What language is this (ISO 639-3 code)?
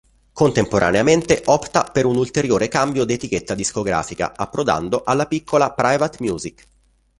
ita